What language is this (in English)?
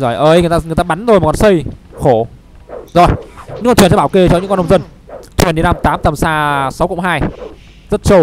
Vietnamese